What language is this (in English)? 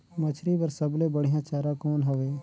Chhattisgarhi